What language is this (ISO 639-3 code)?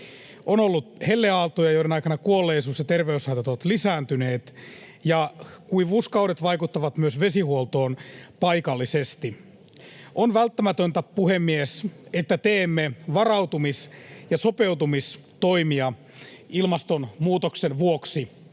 fin